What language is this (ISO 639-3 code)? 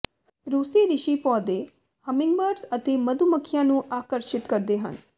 pan